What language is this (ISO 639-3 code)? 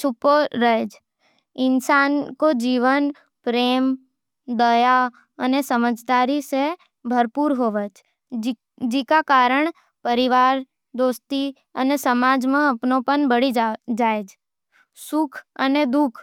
noe